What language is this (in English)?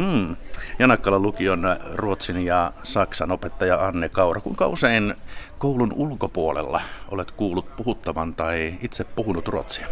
Finnish